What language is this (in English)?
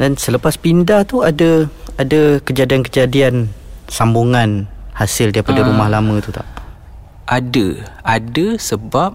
Malay